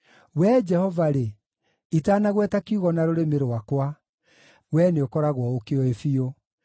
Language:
Kikuyu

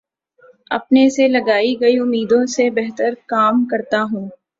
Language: Urdu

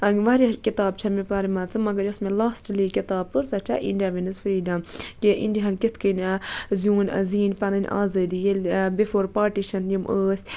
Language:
Kashmiri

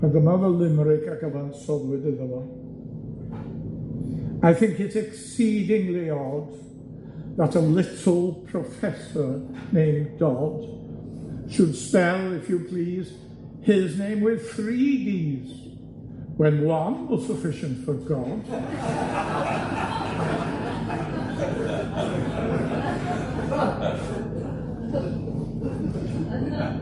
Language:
Welsh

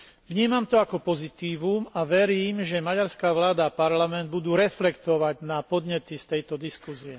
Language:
Slovak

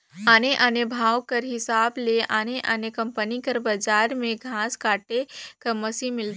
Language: Chhattisgarhi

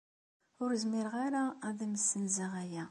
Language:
Kabyle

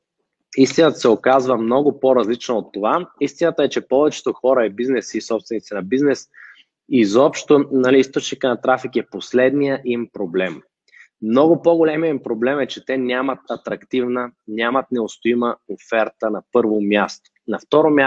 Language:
Bulgarian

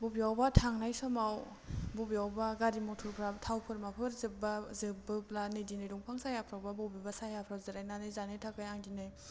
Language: Bodo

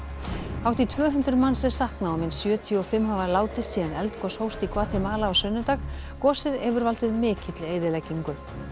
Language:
Icelandic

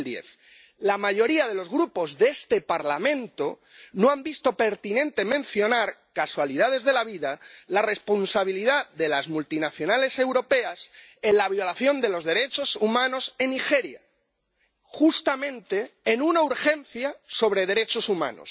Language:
Spanish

